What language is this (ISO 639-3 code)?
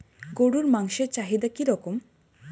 ben